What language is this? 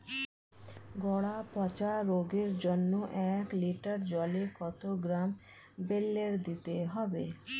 Bangla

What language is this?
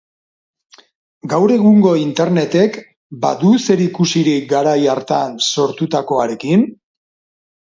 Basque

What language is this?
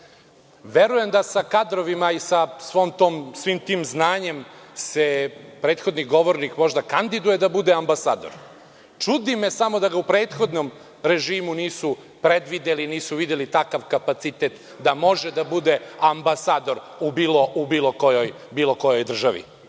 Serbian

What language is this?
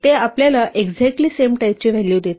Marathi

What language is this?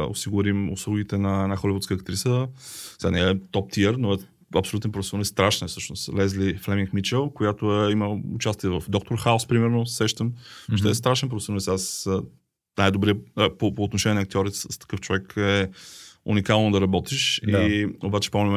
Bulgarian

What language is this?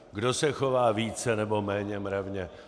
Czech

